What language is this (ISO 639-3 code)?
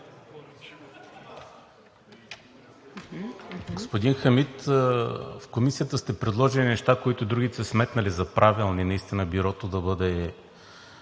bul